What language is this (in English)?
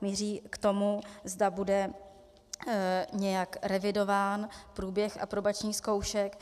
Czech